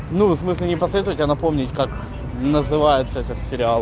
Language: Russian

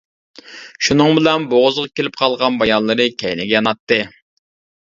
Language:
Uyghur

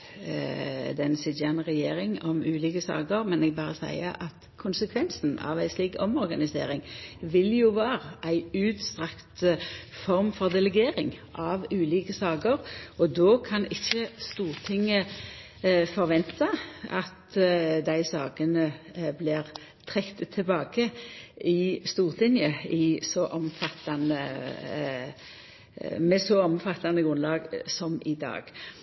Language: Norwegian Nynorsk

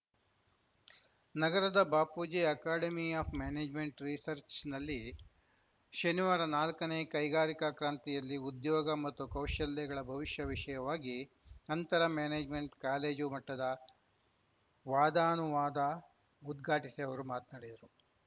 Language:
Kannada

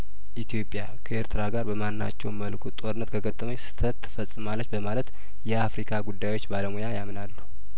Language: Amharic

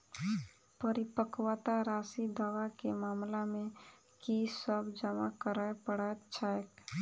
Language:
Maithili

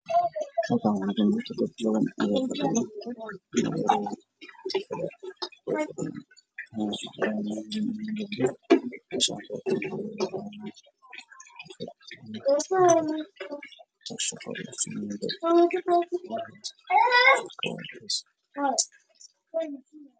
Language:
Somali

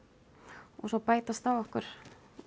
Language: Icelandic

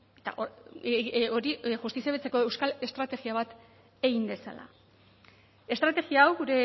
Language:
Basque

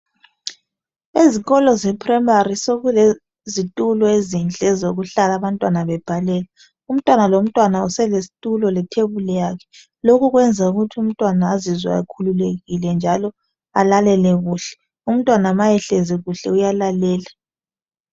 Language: North Ndebele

